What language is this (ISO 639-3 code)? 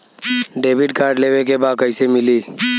bho